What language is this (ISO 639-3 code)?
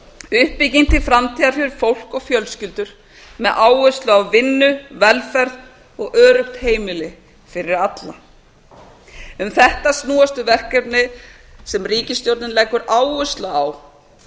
isl